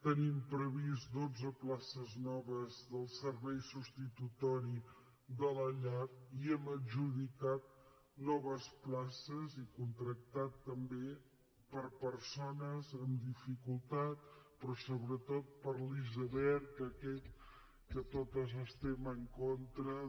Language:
Catalan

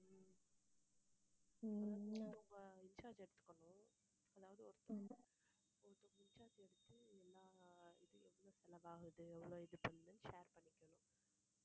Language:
Tamil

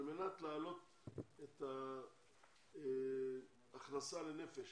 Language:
Hebrew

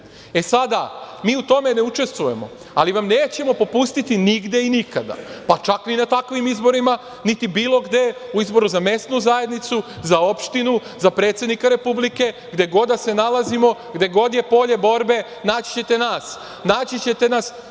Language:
Serbian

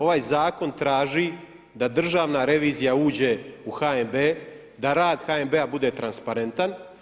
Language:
Croatian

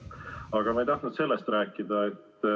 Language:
Estonian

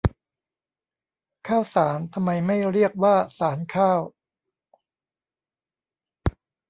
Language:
Thai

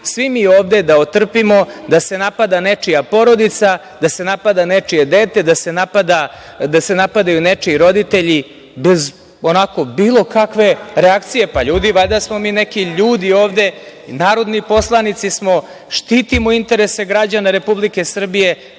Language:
Serbian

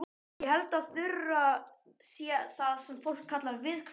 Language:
Icelandic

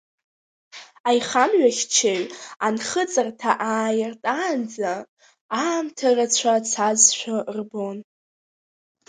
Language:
Abkhazian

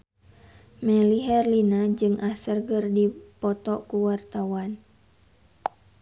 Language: Sundanese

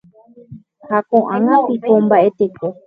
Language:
Guarani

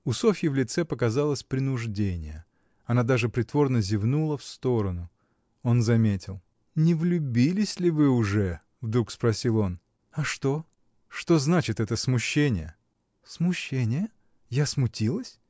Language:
Russian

